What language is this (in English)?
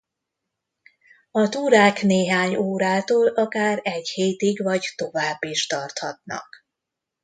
Hungarian